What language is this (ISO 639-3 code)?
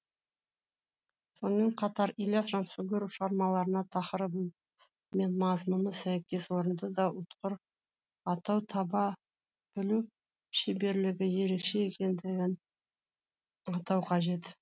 kaz